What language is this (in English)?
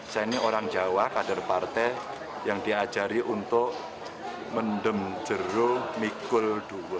Indonesian